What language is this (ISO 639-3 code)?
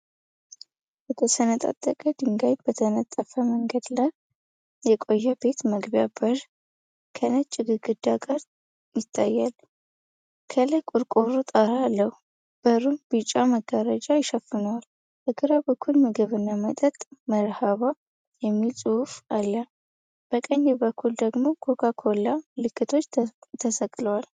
amh